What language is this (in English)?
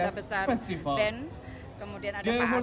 Indonesian